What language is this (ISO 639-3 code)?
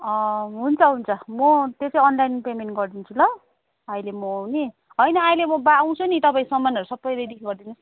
nep